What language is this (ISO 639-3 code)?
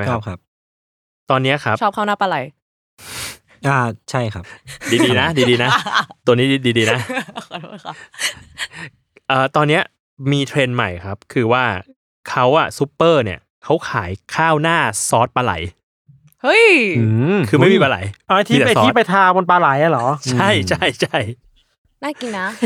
tha